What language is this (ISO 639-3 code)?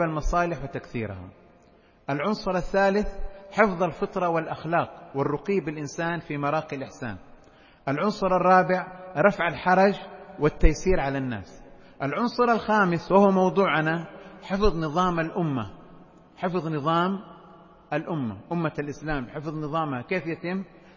ara